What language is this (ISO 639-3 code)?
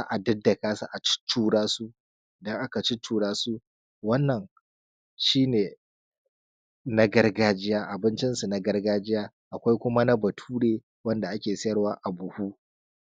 hau